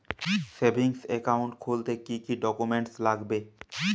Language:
Bangla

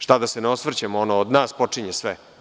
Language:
Serbian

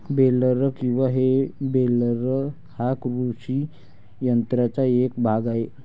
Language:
Marathi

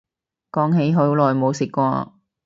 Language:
Cantonese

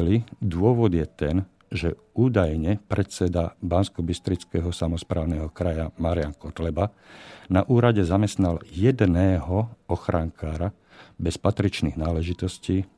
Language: Slovak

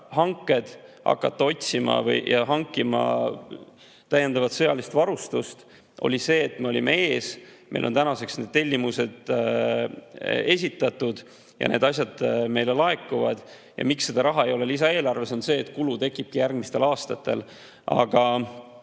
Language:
Estonian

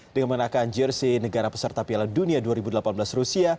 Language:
Indonesian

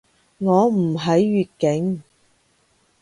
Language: Cantonese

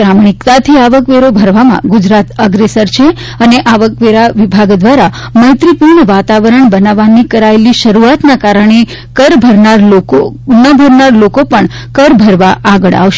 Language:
Gujarati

